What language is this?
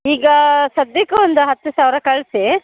Kannada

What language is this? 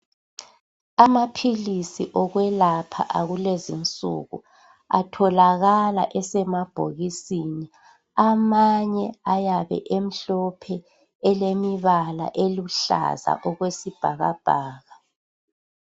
North Ndebele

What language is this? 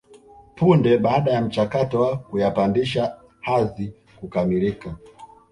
Swahili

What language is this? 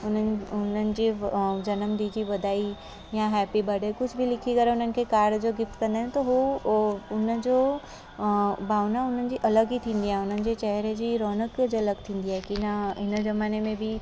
Sindhi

